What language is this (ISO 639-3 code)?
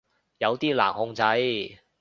yue